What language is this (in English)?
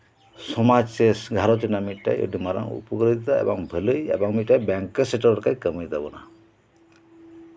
Santali